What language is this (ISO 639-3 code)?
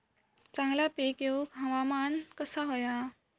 mar